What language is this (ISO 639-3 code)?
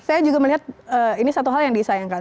ind